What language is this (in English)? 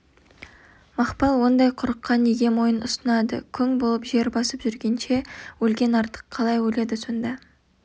Kazakh